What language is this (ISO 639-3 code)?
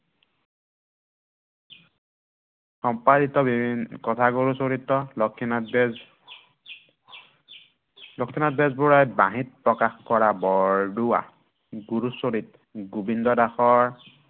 asm